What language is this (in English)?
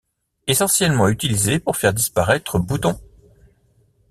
French